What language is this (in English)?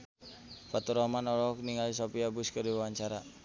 Sundanese